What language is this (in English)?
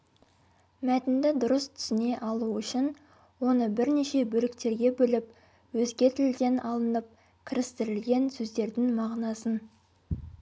Kazakh